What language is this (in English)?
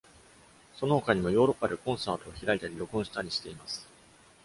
Japanese